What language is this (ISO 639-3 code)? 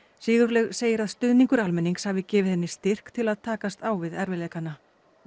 isl